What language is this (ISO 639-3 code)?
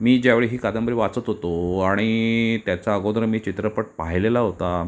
mar